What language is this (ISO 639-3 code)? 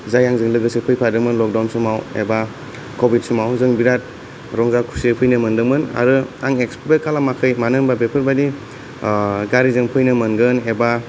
brx